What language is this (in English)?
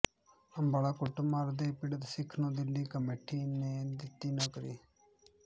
Punjabi